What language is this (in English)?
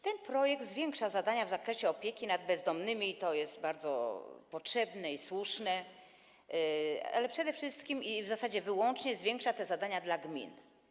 Polish